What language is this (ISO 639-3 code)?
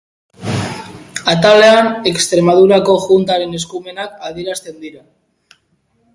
eus